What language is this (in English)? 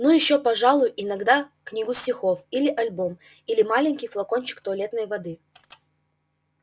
Russian